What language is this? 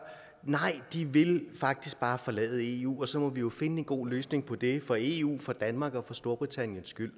Danish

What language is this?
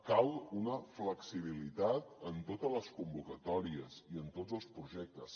Catalan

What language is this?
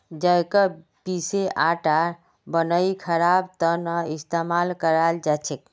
Magahi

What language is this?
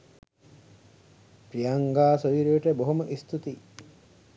Sinhala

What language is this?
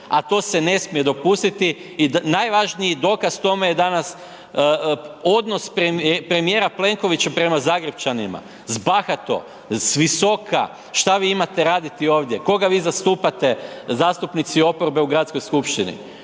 Croatian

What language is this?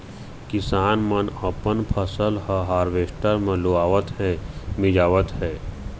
Chhattisgarhi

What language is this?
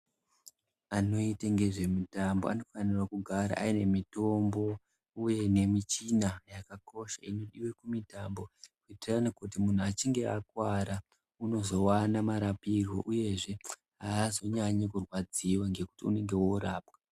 Ndau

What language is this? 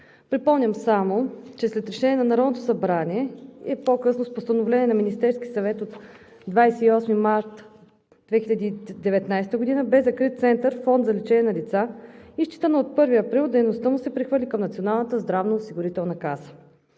Bulgarian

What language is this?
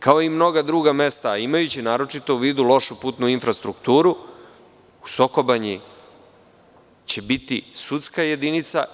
Serbian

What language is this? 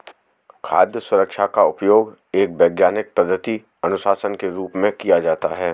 Hindi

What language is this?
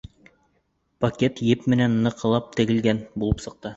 Bashkir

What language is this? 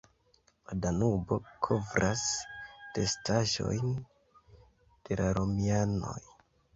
Esperanto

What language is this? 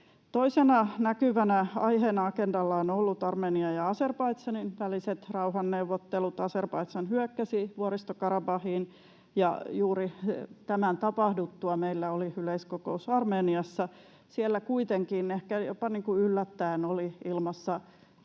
Finnish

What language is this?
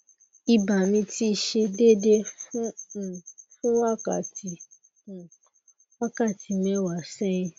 Yoruba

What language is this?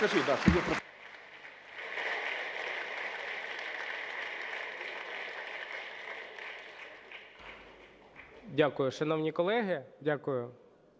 Ukrainian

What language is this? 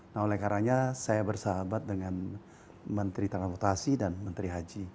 Indonesian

